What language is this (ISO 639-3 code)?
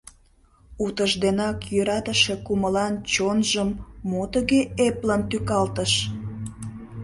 chm